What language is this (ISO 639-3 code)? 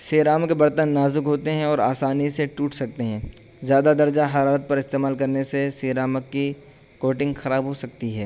urd